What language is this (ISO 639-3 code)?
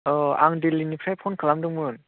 brx